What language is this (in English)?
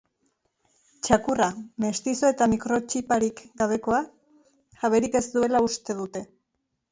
Basque